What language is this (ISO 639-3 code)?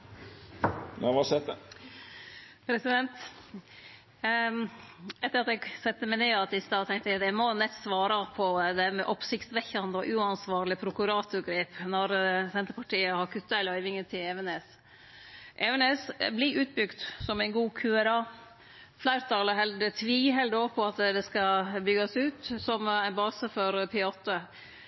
nno